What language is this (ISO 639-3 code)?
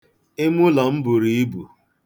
ibo